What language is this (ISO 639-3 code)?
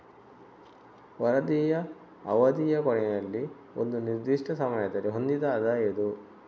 kan